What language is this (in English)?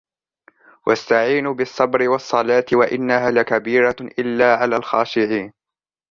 Arabic